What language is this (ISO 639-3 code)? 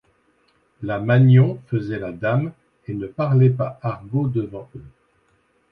fra